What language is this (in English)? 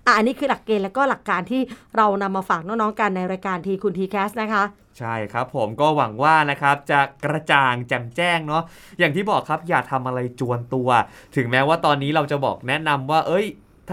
Thai